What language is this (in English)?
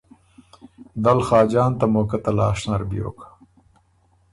Ormuri